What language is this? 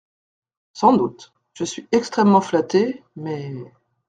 French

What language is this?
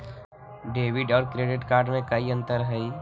Magahi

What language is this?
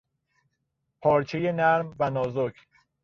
Persian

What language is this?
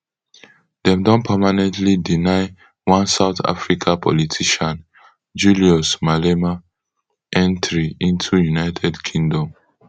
Nigerian Pidgin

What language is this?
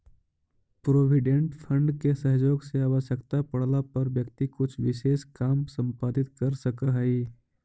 Magahi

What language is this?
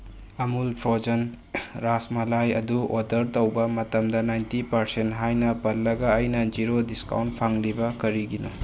Manipuri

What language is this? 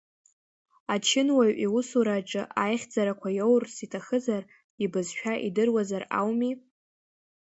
Abkhazian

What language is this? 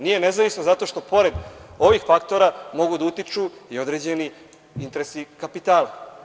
Serbian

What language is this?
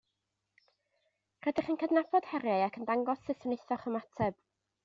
Welsh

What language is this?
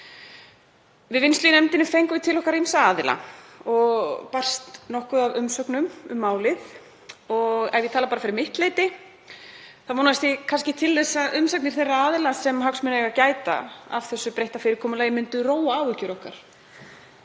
Icelandic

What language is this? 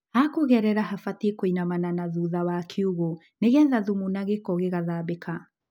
Kikuyu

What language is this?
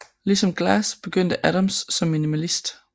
Danish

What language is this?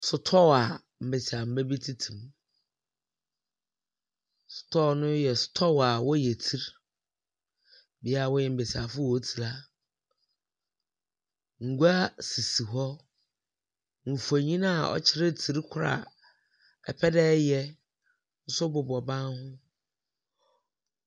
Akan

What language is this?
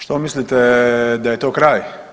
Croatian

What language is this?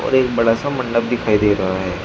Hindi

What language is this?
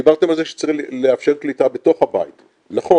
Hebrew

